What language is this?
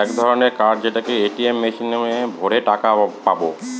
Bangla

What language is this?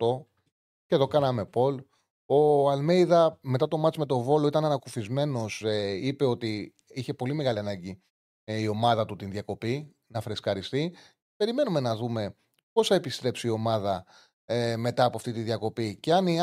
Greek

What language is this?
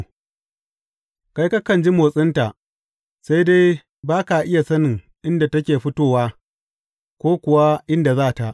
Hausa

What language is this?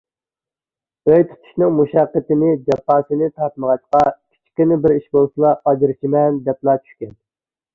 Uyghur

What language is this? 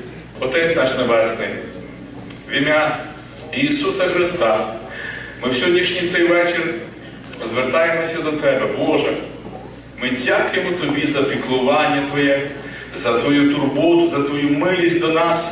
Ukrainian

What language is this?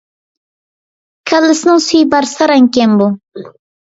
Uyghur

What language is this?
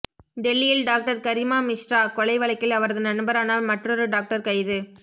Tamil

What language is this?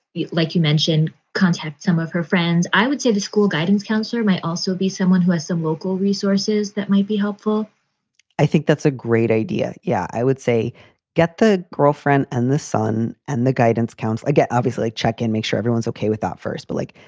English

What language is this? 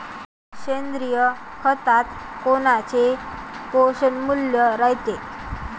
Marathi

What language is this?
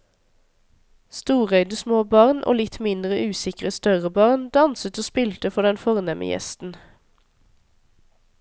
Norwegian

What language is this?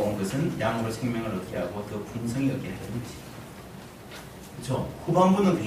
Korean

